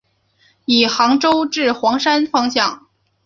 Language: Chinese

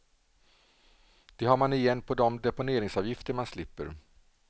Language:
Swedish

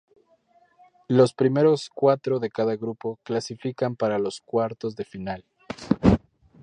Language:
Spanish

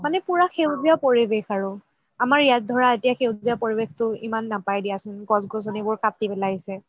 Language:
Assamese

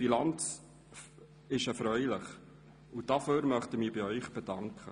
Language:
Swiss German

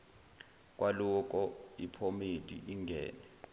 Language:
Zulu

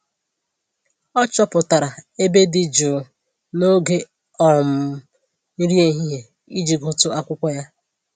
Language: Igbo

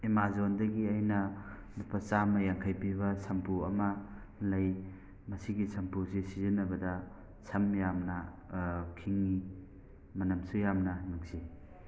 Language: Manipuri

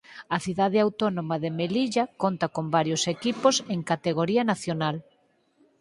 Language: Galician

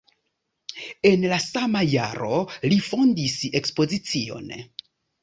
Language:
Esperanto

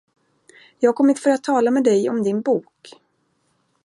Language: Swedish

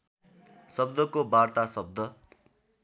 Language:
Nepali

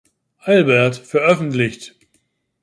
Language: German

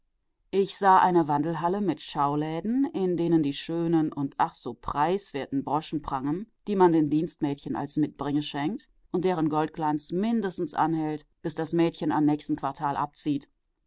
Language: German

